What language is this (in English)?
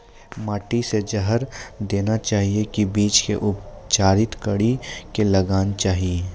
Maithili